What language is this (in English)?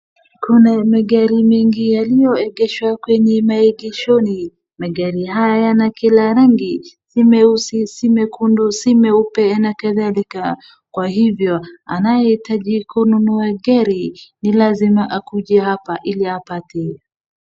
Swahili